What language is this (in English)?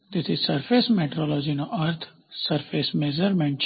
Gujarati